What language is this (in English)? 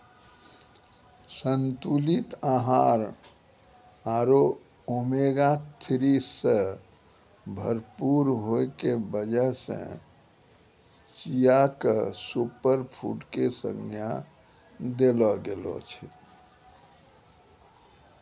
Maithili